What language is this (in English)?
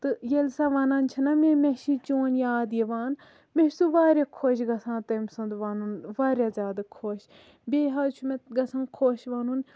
Kashmiri